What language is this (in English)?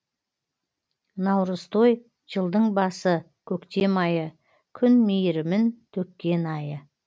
Kazakh